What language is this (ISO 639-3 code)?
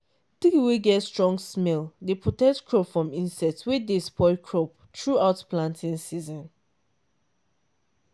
pcm